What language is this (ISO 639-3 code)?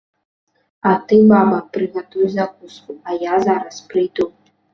bel